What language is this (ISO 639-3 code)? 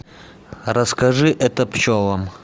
rus